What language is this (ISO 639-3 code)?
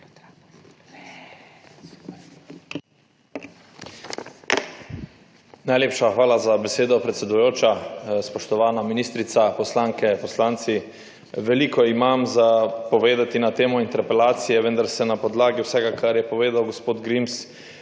slv